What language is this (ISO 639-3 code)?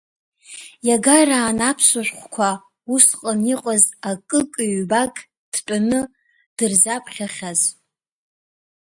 abk